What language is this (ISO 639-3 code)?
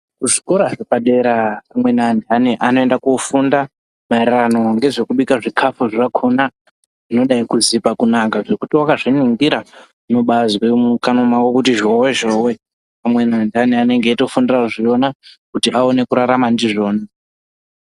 ndc